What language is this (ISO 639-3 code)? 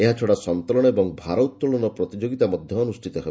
ori